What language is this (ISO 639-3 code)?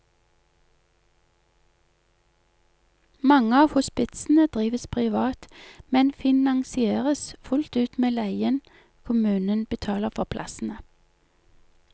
nor